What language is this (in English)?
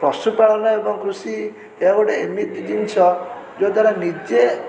Odia